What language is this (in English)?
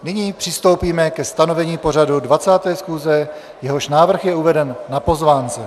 Czech